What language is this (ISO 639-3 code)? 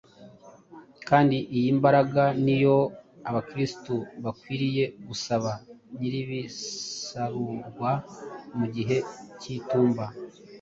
kin